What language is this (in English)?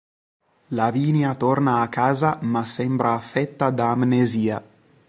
Italian